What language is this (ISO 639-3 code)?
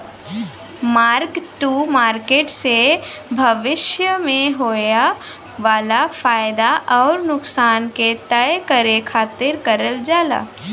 bho